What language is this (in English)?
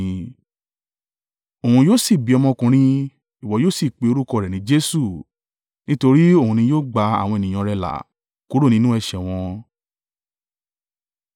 Yoruba